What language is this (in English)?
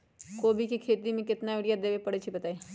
Magahi